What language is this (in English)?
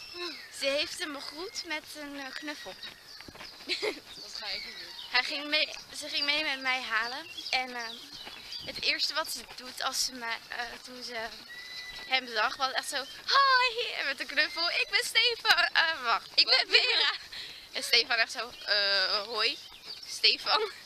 Dutch